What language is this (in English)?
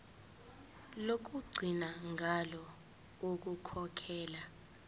Zulu